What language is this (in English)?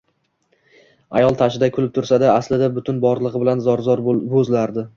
Uzbek